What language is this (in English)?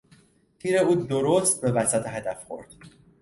Persian